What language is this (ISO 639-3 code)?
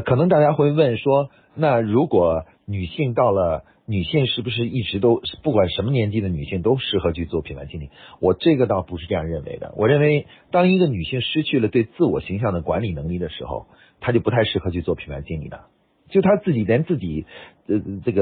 zho